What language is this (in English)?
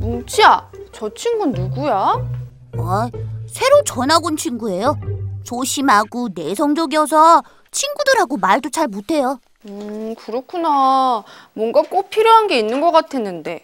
Korean